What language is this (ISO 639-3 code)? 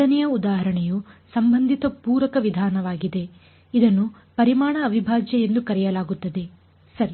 kan